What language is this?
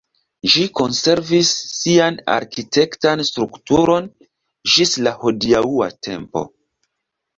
Esperanto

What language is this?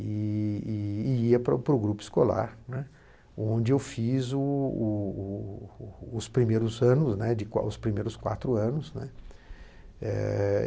Portuguese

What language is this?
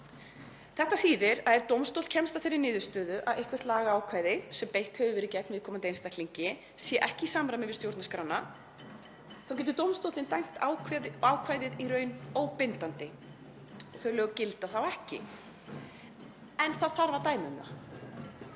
Icelandic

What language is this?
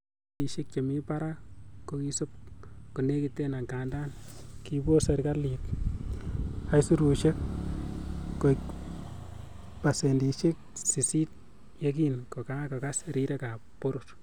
Kalenjin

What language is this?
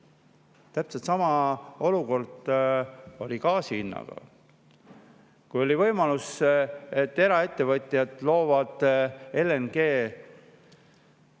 Estonian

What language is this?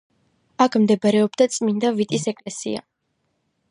Georgian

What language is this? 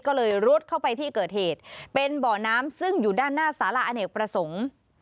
Thai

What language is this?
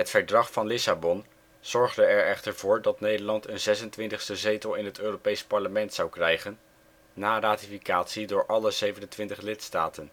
Dutch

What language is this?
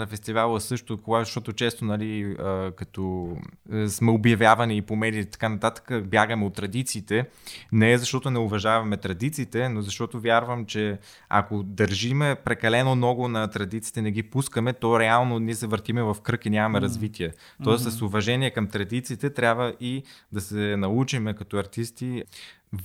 Bulgarian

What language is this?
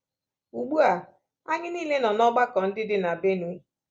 Igbo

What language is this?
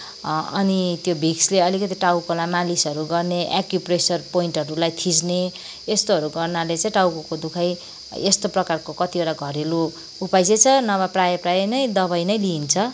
Nepali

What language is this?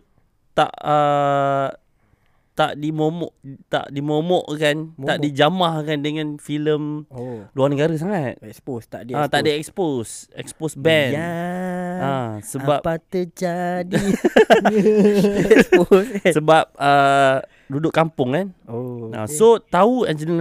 Malay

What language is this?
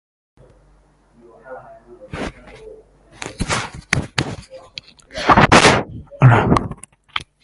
English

